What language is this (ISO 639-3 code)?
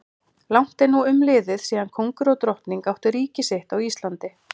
isl